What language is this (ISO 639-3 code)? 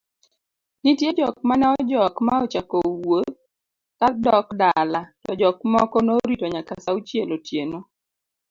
luo